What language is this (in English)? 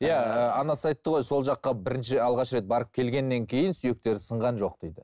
Kazakh